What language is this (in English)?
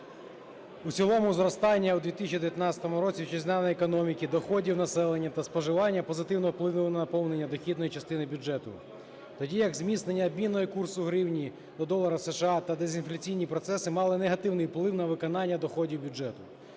Ukrainian